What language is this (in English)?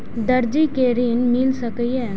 Maithili